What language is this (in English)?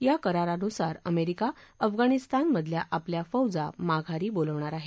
Marathi